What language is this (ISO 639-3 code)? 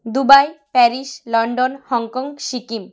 ben